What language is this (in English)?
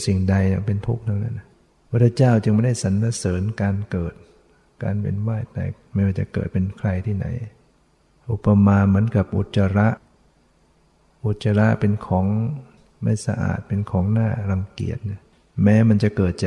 Thai